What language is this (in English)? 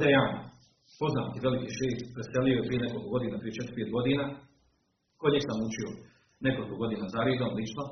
Croatian